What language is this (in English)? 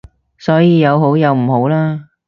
Cantonese